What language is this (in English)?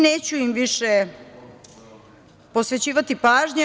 Serbian